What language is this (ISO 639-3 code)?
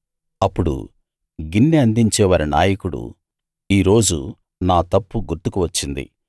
tel